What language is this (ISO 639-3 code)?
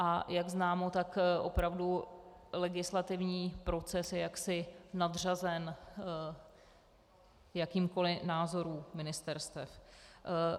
ces